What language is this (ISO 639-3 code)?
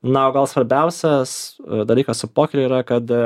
lit